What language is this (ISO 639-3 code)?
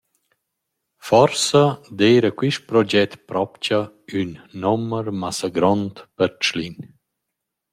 roh